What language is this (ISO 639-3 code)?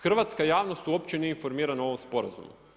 hrv